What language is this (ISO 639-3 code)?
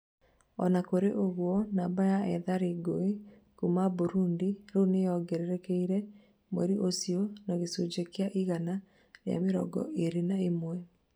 kik